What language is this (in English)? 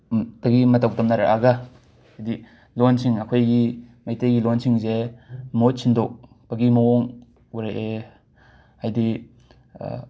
Manipuri